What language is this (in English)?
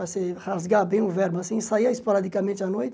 Portuguese